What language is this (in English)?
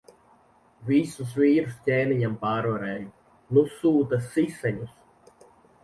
Latvian